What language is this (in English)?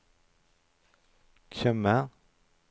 Norwegian